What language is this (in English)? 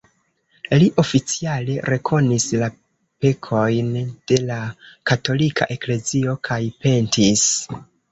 Esperanto